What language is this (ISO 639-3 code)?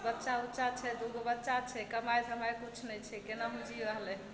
mai